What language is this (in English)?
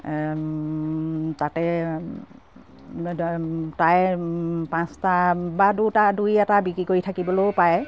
Assamese